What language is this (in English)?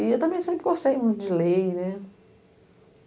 Portuguese